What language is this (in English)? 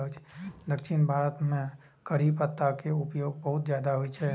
Maithili